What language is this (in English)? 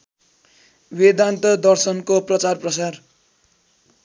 Nepali